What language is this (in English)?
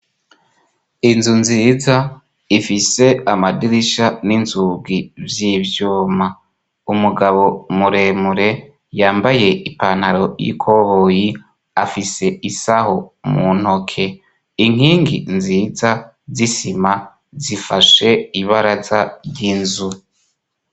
Rundi